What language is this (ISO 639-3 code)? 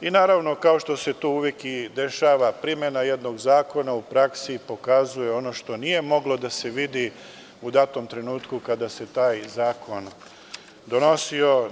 srp